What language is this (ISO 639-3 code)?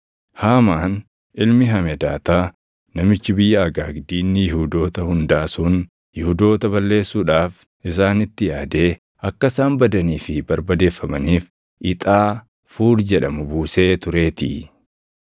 orm